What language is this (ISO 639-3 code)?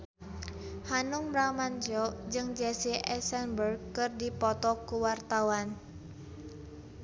sun